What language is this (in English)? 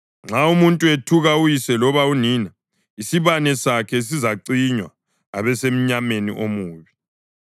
North Ndebele